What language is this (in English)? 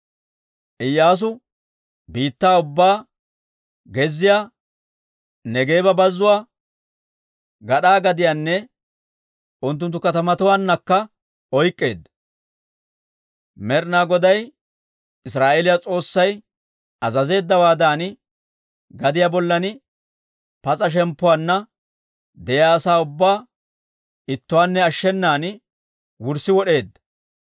Dawro